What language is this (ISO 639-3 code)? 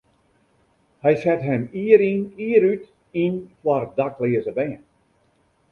fry